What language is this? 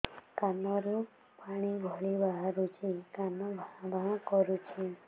Odia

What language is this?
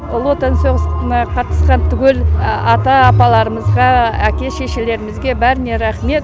Kazakh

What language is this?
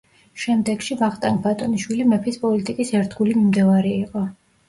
Georgian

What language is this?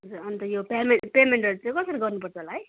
Nepali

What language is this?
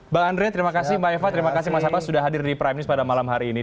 Indonesian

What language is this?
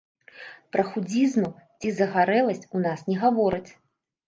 Belarusian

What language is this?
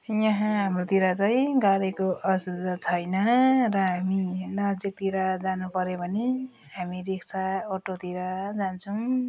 Nepali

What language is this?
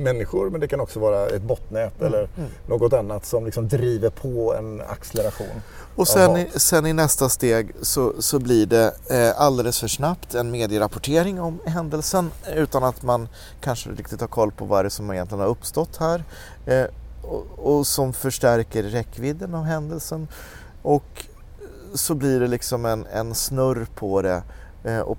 Swedish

